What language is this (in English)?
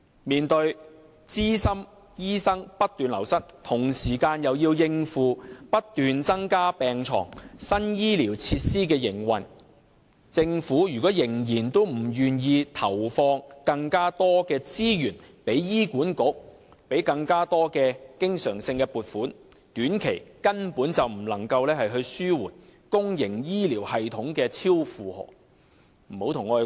Cantonese